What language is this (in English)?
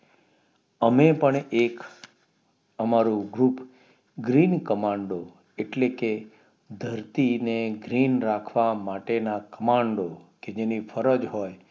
Gujarati